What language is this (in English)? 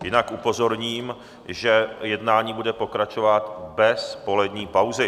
Czech